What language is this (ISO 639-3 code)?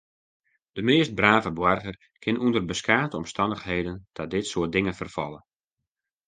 fry